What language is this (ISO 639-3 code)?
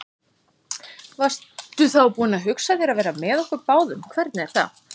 isl